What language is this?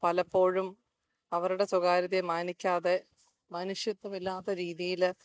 Malayalam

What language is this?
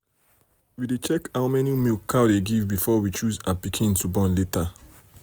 Nigerian Pidgin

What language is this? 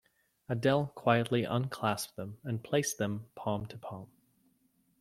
English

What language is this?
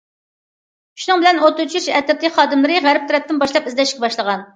Uyghur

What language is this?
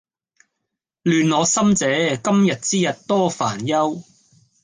Cantonese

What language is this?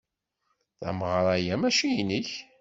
Kabyle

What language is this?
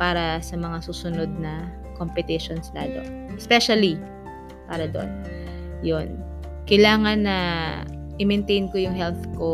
Filipino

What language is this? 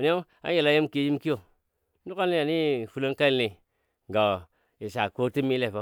Dadiya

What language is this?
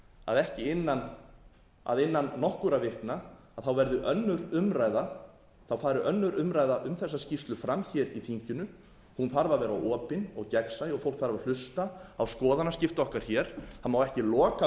Icelandic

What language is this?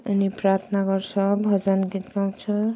Nepali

